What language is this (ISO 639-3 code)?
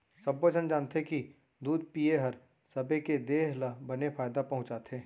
hne